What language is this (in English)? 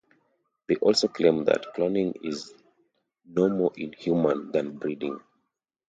English